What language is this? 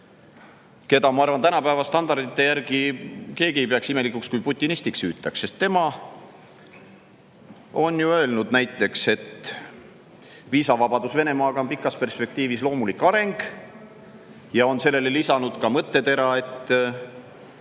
Estonian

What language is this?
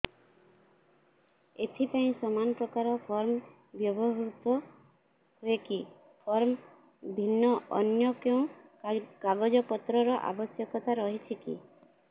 Odia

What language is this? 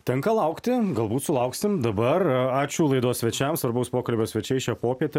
Lithuanian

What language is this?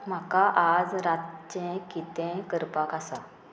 Konkani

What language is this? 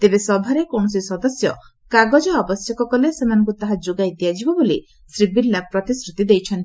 Odia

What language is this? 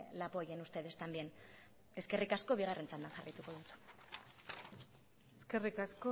Basque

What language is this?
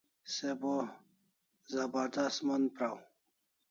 Kalasha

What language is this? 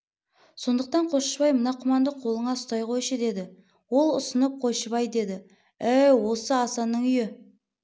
Kazakh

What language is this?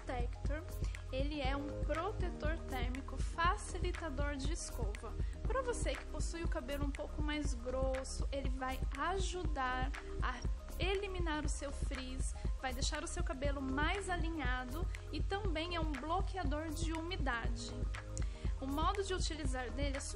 Portuguese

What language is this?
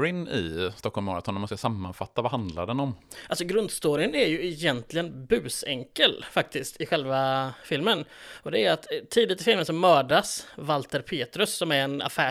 Swedish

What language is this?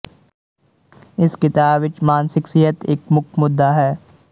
Punjabi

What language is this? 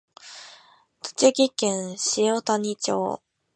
Japanese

